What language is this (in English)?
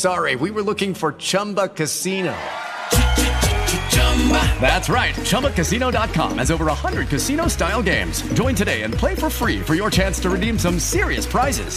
Spanish